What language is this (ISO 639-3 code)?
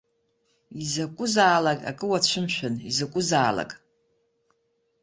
abk